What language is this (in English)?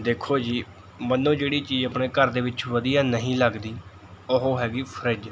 Punjabi